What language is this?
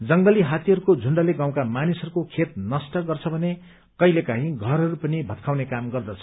Nepali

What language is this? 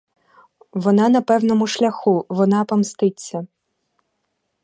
Ukrainian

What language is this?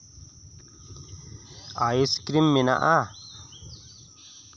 Santali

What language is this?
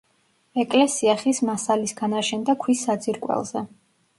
Georgian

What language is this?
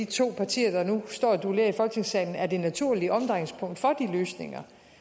Danish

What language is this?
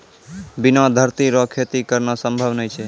Maithili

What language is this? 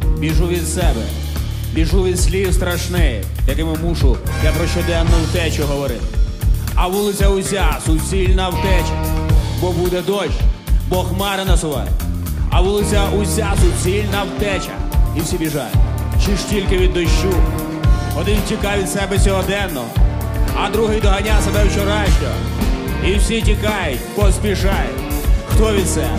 Ukrainian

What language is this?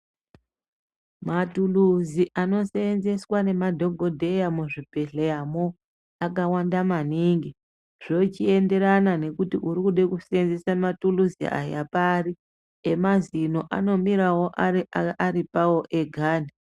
Ndau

